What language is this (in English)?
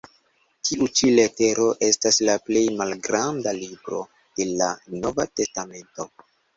Esperanto